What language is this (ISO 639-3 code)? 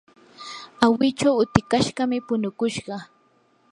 qur